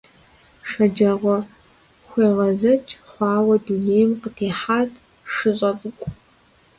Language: Kabardian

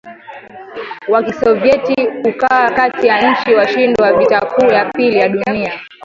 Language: Swahili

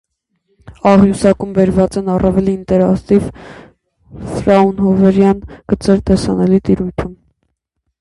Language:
Armenian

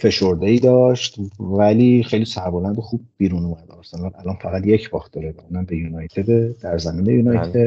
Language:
Persian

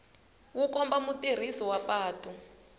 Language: Tsonga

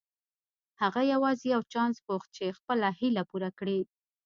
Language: Pashto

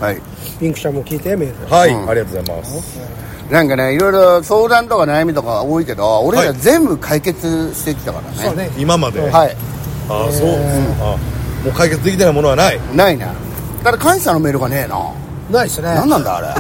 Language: Japanese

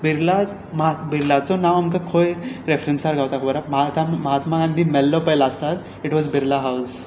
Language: Konkani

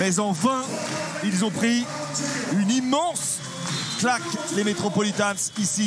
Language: French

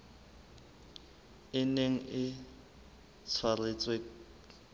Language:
Southern Sotho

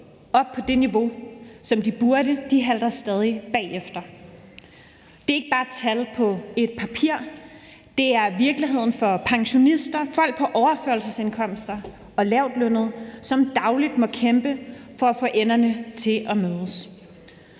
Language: Danish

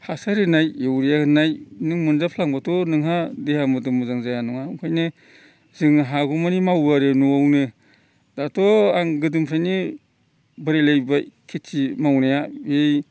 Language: Bodo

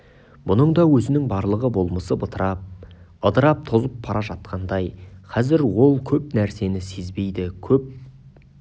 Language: Kazakh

